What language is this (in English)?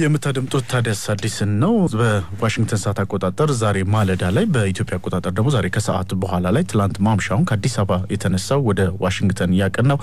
Arabic